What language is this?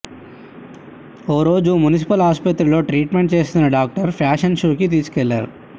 Telugu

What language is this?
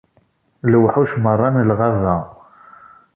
Kabyle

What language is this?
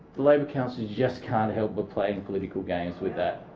English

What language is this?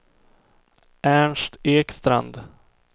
Swedish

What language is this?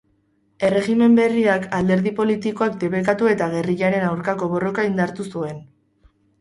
Basque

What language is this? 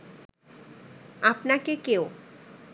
Bangla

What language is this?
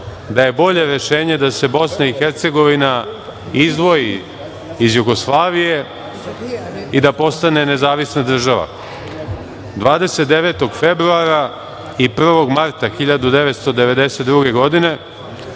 Serbian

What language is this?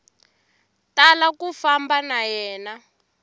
Tsonga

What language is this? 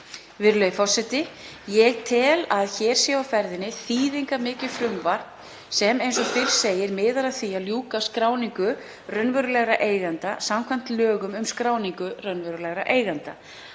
Icelandic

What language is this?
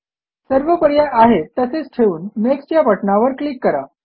Marathi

